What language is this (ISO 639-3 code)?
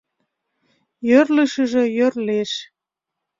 chm